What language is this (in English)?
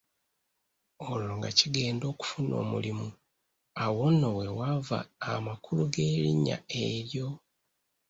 Ganda